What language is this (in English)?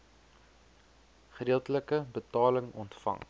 Afrikaans